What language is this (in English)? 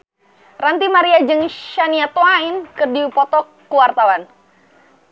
Sundanese